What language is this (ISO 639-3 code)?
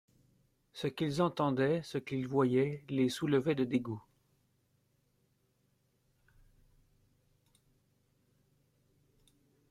fra